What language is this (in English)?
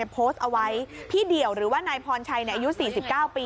Thai